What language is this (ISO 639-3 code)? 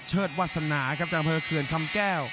tha